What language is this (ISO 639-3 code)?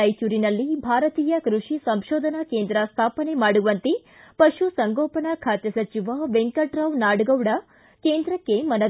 kan